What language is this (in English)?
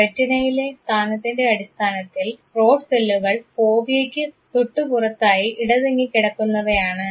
Malayalam